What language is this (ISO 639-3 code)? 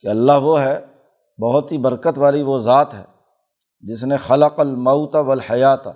urd